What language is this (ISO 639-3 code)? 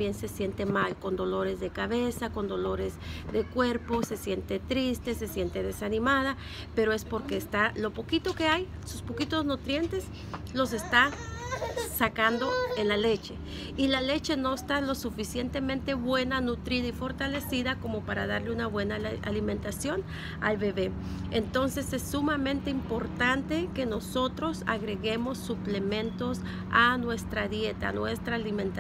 spa